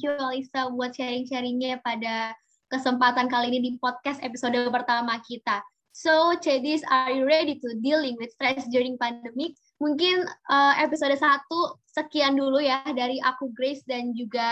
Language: Indonesian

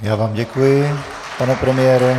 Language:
Czech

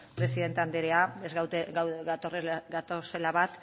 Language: Basque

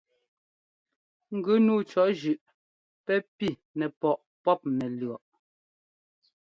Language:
Ngomba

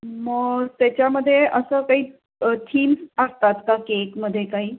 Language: Marathi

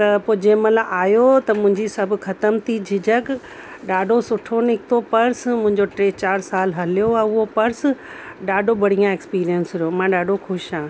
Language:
Sindhi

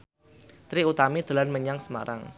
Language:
Javanese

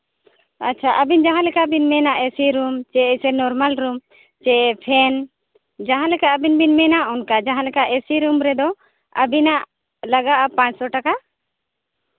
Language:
Santali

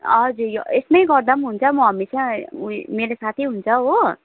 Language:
Nepali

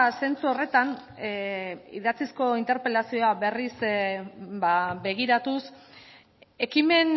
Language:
Basque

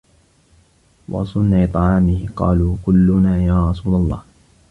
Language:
Arabic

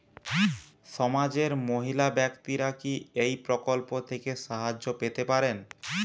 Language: Bangla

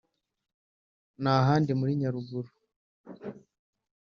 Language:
Kinyarwanda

